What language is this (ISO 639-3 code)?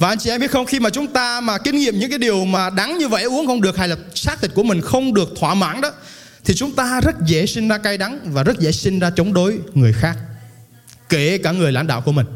vie